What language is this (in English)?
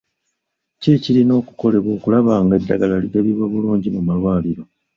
Ganda